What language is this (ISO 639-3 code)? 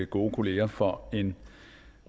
dan